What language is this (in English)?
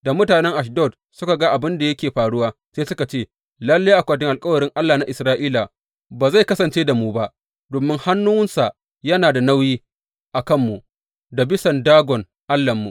Hausa